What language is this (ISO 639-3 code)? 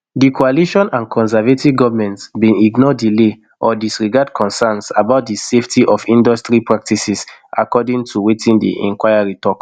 pcm